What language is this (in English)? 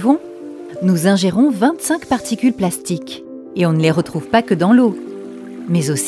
French